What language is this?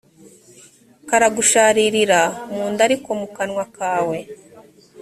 Kinyarwanda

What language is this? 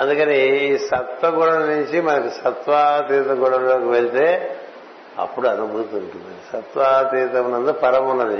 Telugu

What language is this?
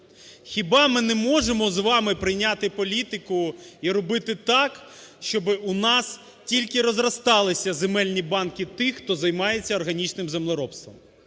Ukrainian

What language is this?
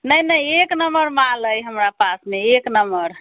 Maithili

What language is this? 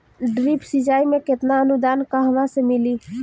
Bhojpuri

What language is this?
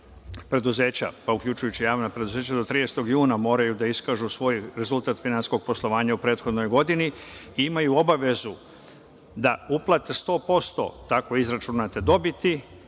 Serbian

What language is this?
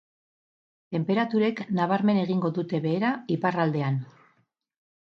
Basque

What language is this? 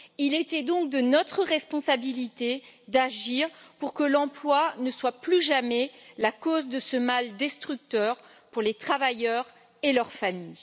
French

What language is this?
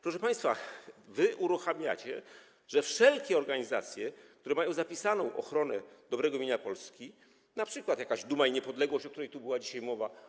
Polish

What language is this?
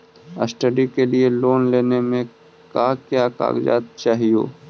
Magahi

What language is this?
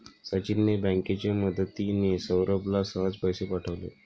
Marathi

